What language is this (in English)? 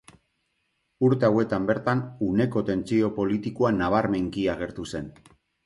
Basque